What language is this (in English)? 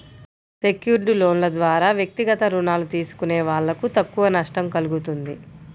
Telugu